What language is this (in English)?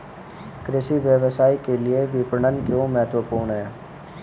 Hindi